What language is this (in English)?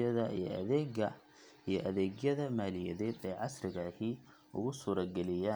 Somali